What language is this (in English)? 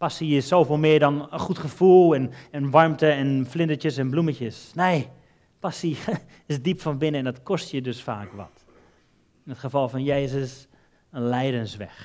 Dutch